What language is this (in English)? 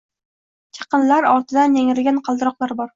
Uzbek